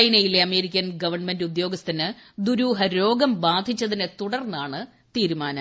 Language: Malayalam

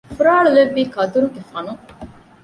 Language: Divehi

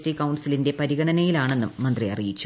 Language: Malayalam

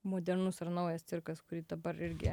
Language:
Lithuanian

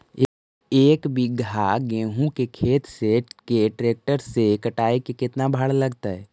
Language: Magahi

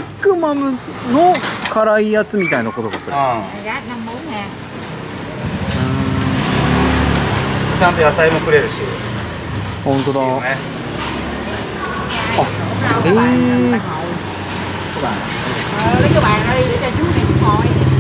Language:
Japanese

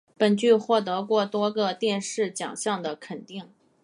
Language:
Chinese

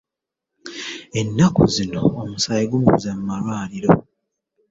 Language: Ganda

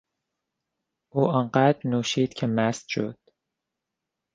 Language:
Persian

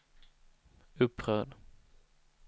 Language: Swedish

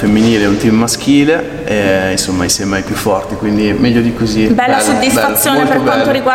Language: Italian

